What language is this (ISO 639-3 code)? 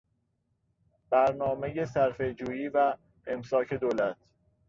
fas